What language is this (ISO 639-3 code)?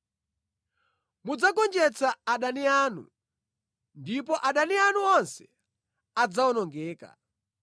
nya